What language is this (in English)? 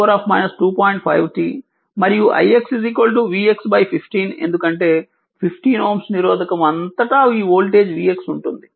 Telugu